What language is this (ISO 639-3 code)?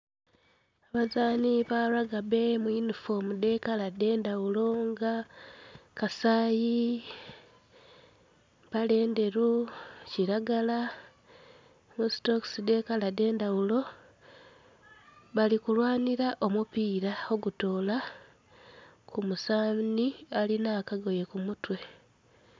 xog